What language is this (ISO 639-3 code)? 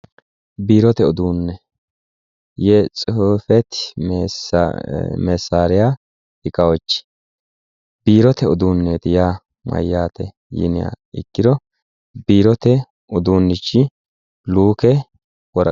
sid